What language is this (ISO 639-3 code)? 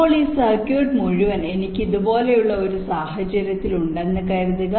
mal